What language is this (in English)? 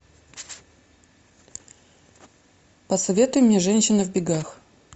Russian